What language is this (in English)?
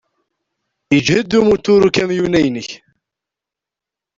Kabyle